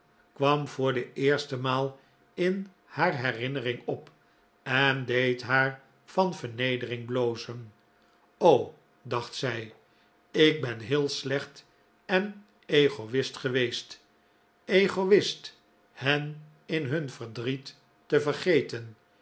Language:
Dutch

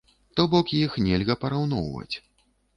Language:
Belarusian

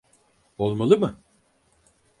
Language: Turkish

